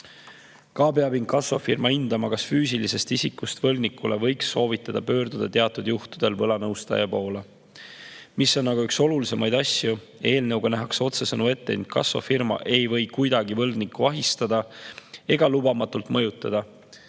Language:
Estonian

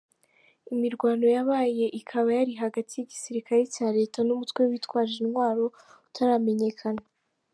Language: Kinyarwanda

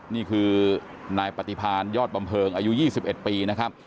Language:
Thai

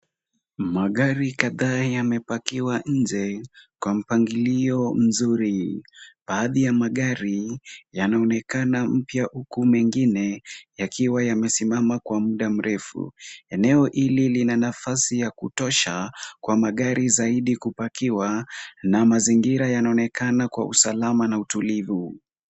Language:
Swahili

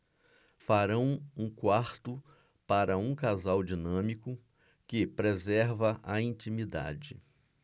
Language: Portuguese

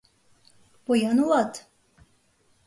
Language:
Mari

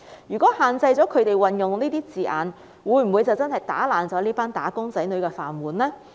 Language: Cantonese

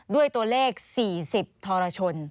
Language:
Thai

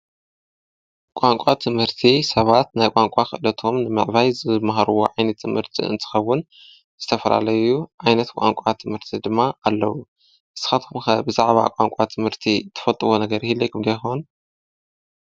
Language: Tigrinya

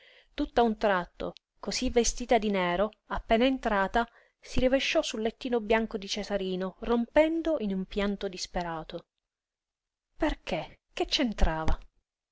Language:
Italian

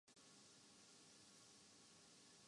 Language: Urdu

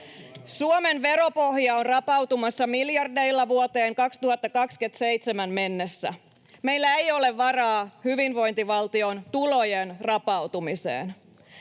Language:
Finnish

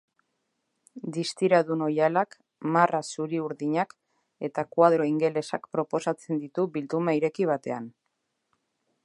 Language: Basque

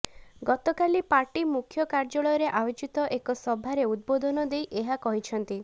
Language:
Odia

